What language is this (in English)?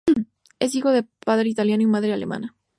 Spanish